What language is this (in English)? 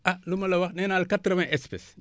Wolof